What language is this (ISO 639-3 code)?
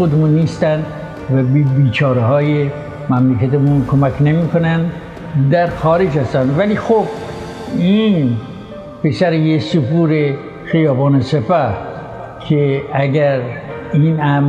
fas